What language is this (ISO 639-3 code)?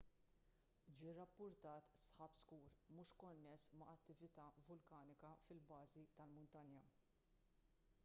mlt